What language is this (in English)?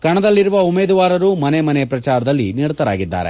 Kannada